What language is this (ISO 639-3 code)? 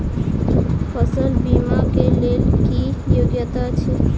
mai